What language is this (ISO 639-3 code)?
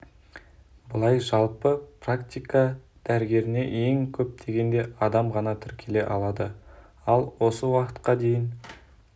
kaz